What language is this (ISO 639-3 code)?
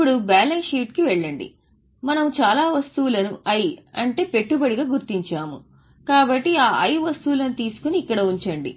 tel